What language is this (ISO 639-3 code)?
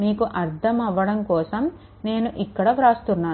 tel